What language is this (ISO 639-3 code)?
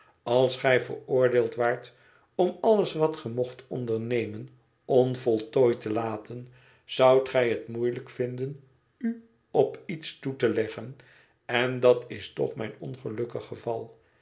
nld